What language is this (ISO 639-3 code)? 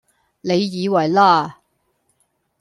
yue